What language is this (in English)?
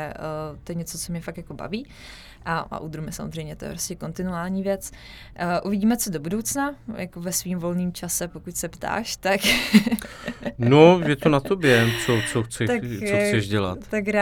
Czech